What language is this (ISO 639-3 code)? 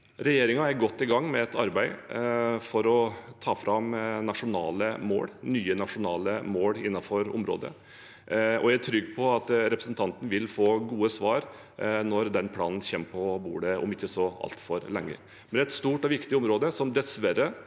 nor